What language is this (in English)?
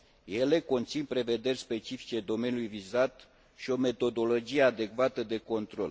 Romanian